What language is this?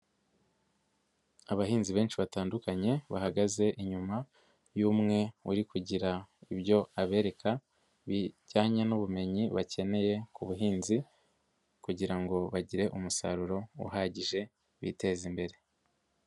Kinyarwanda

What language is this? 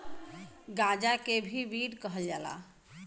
Bhojpuri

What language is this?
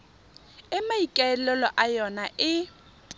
Tswana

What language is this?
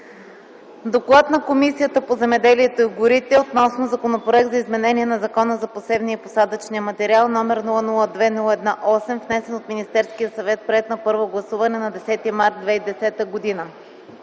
Bulgarian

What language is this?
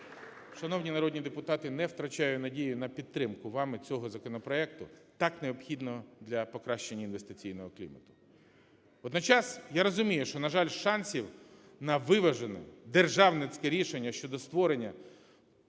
Ukrainian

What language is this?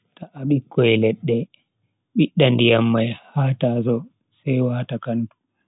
Bagirmi Fulfulde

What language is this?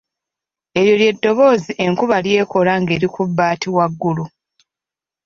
Ganda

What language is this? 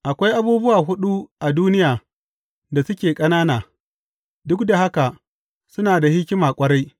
Hausa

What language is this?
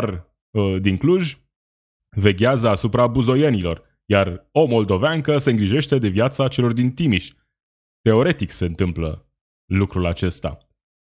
Romanian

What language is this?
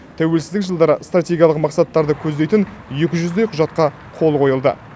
Kazakh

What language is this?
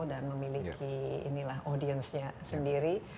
Indonesian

